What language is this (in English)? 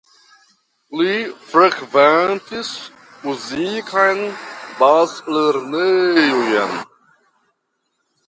Esperanto